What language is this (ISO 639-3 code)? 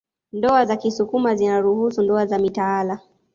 swa